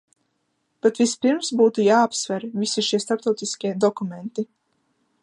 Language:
Latvian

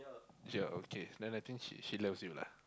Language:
English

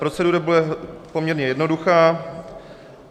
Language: Czech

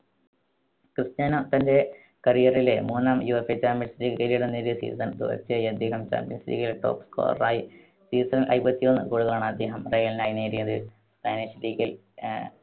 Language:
Malayalam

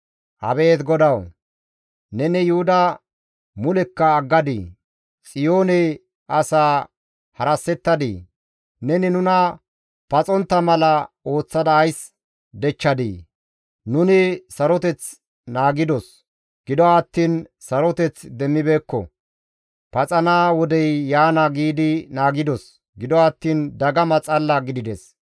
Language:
Gamo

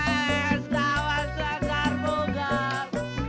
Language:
Indonesian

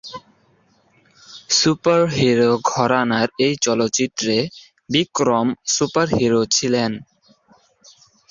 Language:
Bangla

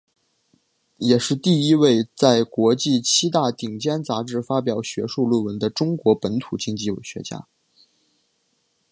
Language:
Chinese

